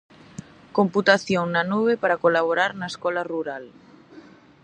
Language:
Galician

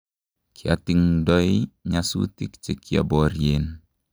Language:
Kalenjin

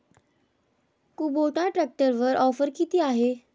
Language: Marathi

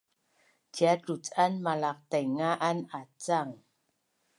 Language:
Bunun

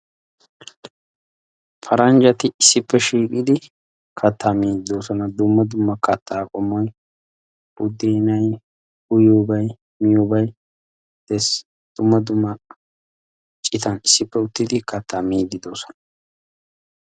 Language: Wolaytta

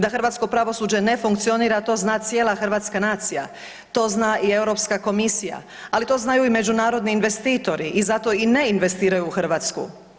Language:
Croatian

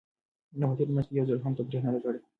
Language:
Pashto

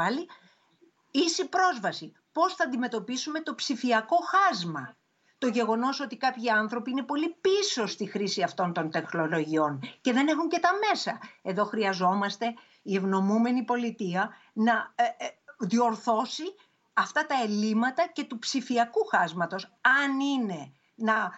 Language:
Greek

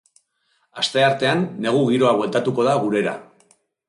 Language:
Basque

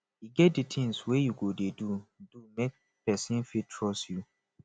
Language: Nigerian Pidgin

